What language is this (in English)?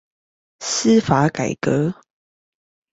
Chinese